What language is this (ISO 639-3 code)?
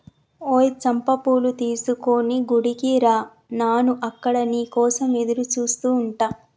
tel